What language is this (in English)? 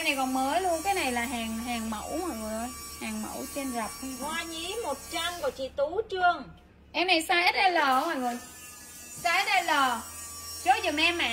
Vietnamese